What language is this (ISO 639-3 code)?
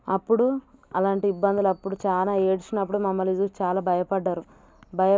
tel